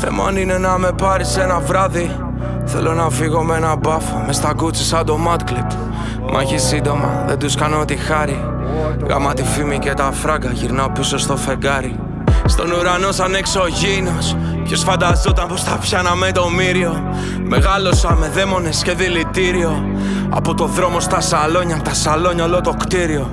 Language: Greek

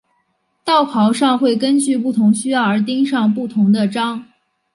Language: Chinese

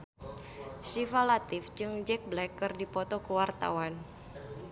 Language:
Sundanese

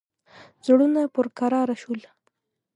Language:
Pashto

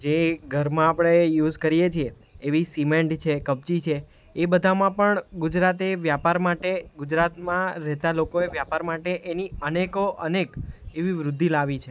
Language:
Gujarati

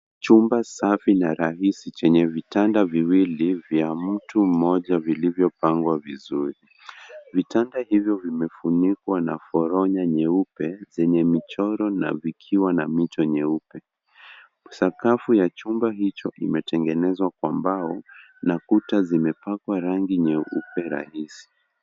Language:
Swahili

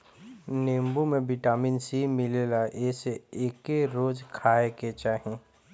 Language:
Bhojpuri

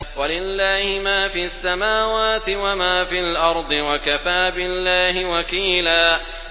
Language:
Arabic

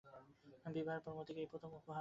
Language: Bangla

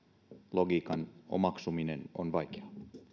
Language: Finnish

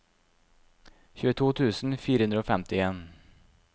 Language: Norwegian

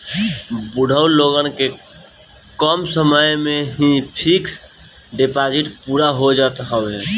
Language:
Bhojpuri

